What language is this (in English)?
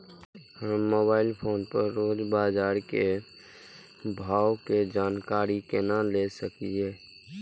Maithili